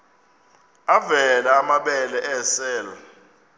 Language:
Xhosa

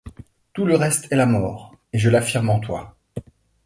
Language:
French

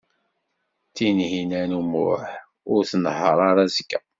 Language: Kabyle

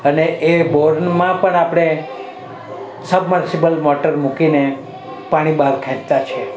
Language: Gujarati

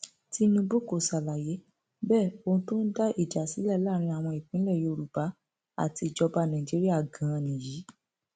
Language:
Yoruba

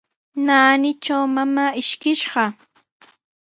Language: Sihuas Ancash Quechua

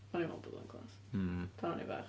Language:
Welsh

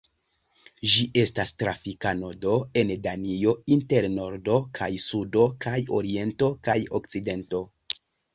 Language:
Esperanto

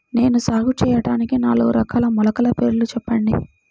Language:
Telugu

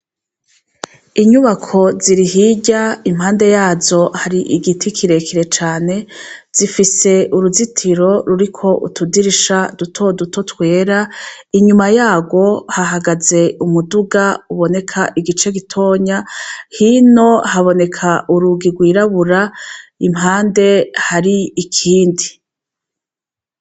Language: Rundi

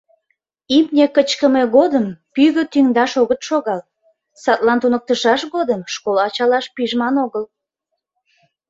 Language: Mari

